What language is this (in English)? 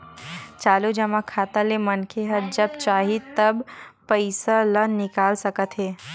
Chhattisgarhi